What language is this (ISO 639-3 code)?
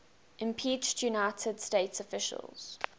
eng